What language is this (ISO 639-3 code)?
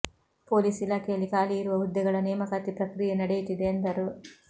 kan